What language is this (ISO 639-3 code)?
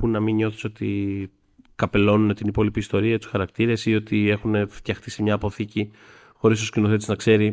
ell